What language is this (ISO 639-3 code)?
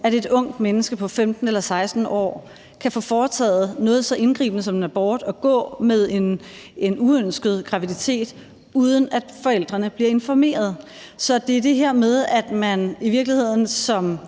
dan